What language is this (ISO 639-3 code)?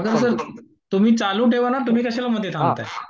mar